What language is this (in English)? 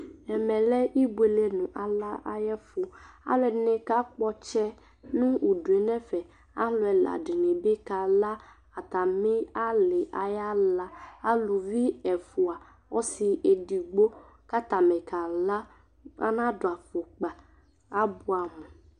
Ikposo